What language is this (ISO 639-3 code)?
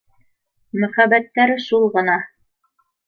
bak